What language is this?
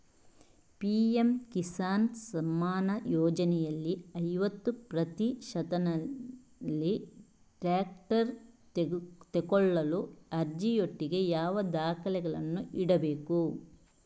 Kannada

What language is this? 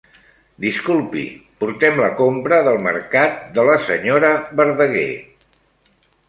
Catalan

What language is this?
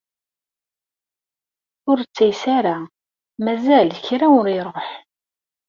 Kabyle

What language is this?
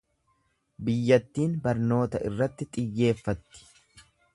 Oromo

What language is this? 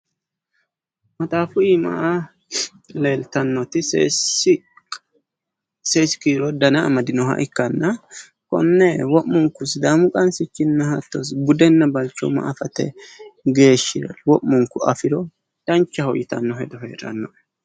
Sidamo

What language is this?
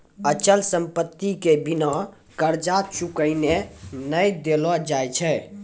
Maithili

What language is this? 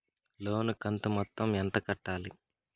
Telugu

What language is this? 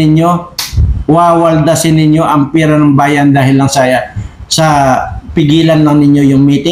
Filipino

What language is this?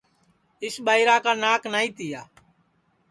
Sansi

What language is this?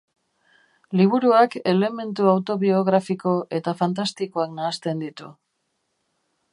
Basque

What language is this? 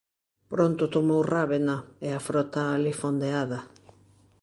Galician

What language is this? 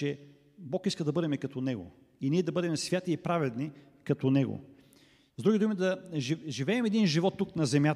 Bulgarian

